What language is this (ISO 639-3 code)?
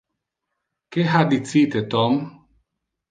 ina